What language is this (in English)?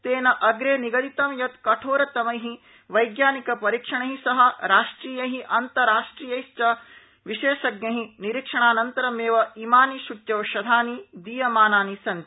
Sanskrit